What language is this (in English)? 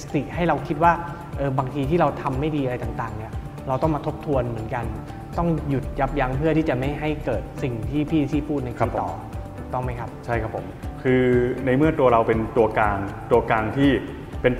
Thai